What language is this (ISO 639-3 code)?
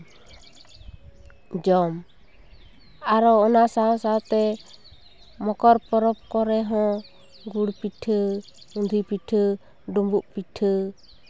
sat